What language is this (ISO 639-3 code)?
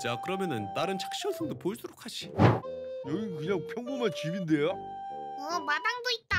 kor